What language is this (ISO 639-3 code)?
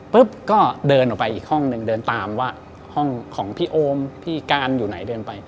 tha